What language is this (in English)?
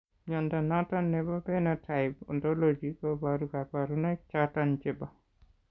Kalenjin